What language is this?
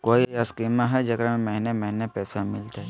Magahi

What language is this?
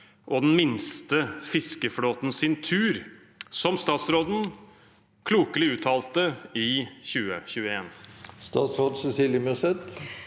Norwegian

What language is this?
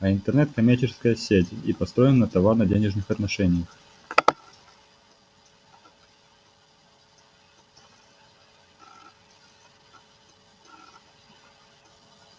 Russian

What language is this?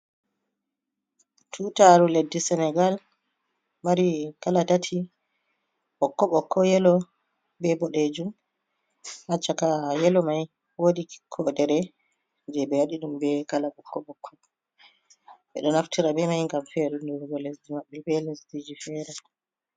Fula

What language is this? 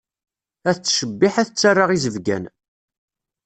Kabyle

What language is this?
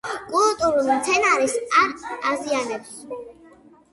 Georgian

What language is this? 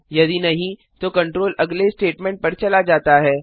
Hindi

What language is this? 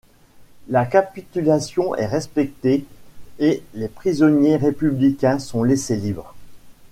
French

